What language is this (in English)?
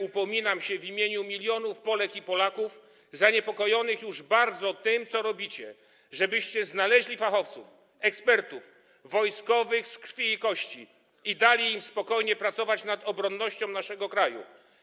Polish